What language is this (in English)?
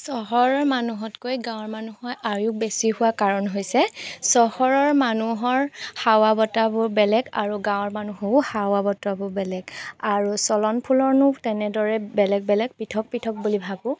Assamese